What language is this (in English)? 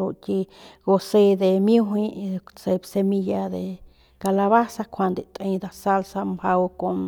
Northern Pame